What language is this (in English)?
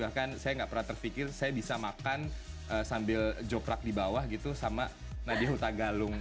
Indonesian